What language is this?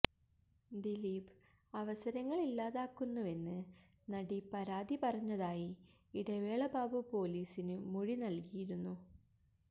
Malayalam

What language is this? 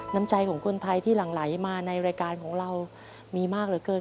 Thai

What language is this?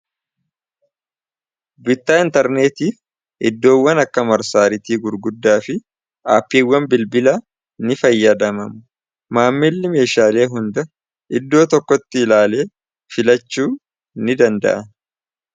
Oromo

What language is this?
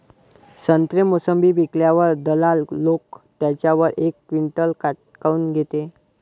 Marathi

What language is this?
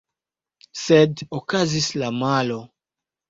Esperanto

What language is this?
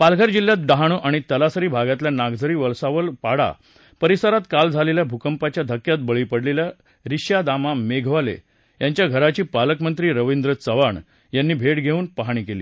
Marathi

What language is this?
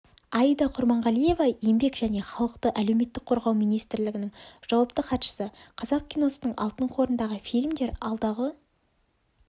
Kazakh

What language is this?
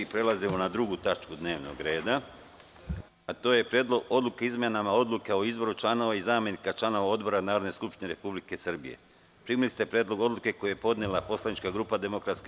Serbian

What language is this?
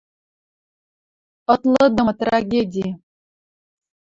Western Mari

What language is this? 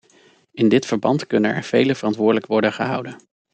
Dutch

